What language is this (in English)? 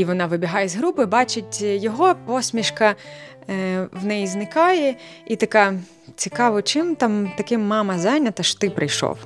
Ukrainian